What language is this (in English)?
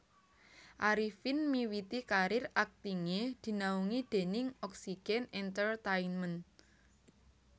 Javanese